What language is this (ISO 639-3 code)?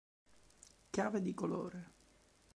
ita